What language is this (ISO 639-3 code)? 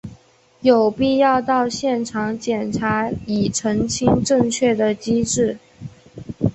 zho